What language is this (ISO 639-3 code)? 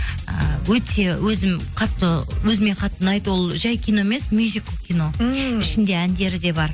kaz